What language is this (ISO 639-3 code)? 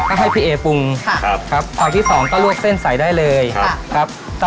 tha